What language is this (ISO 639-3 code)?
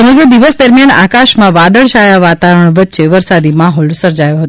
guj